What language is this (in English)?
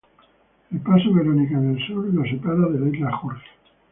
Spanish